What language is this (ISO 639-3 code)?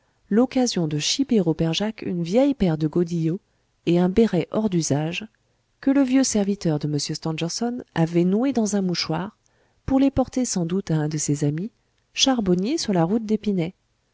fra